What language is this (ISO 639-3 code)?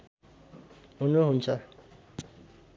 nep